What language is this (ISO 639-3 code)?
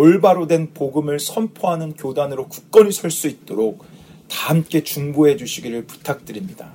kor